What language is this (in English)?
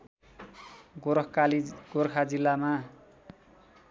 Nepali